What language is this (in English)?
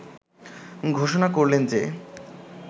Bangla